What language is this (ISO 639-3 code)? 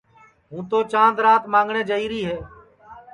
ssi